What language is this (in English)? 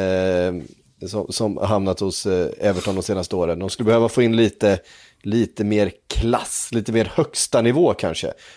Swedish